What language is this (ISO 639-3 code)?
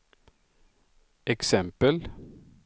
swe